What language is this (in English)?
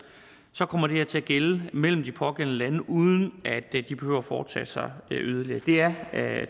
Danish